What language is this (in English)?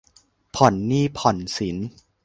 Thai